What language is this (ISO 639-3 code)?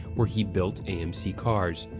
eng